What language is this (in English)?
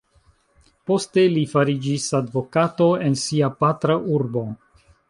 Esperanto